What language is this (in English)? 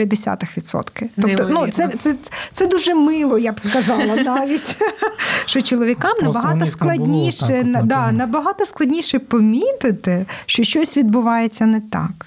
Ukrainian